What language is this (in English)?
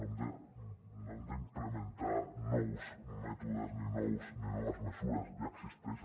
Catalan